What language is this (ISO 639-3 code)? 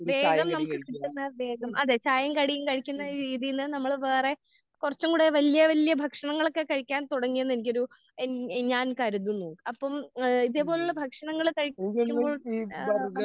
mal